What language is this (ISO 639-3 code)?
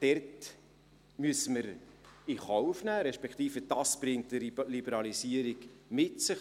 gsw